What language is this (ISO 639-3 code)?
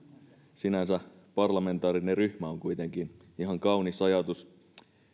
fin